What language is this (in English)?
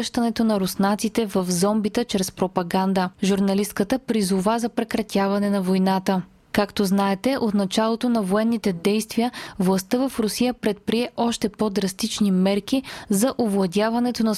Bulgarian